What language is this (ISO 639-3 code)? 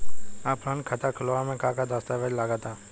bho